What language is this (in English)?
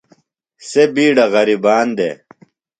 Phalura